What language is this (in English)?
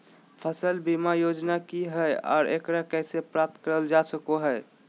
Magahi